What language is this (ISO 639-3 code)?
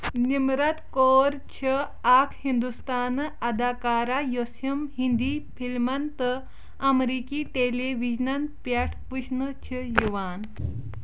kas